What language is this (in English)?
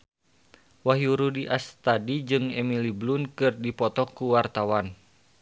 Sundanese